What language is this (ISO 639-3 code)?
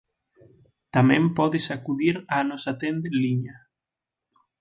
glg